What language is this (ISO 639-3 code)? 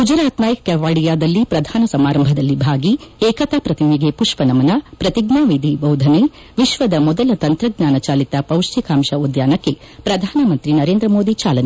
kan